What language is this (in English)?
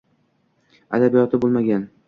Uzbek